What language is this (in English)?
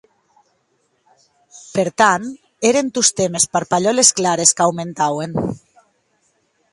Occitan